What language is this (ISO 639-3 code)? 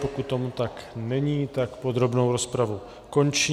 ces